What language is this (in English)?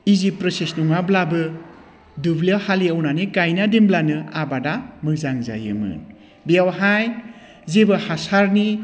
Bodo